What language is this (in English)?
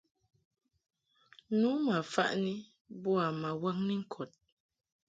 Mungaka